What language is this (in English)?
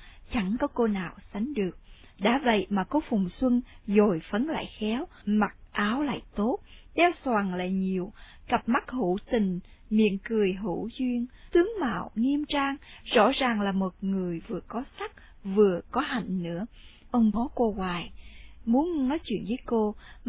Vietnamese